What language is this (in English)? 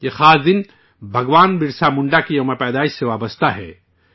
Urdu